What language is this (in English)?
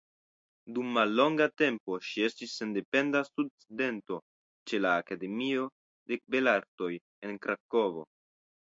Esperanto